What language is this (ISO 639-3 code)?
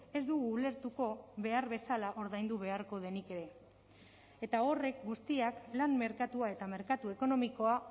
eus